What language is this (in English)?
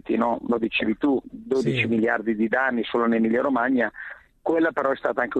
Italian